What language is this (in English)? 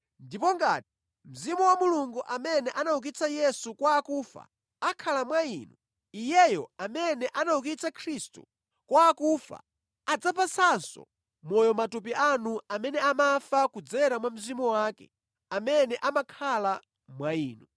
Nyanja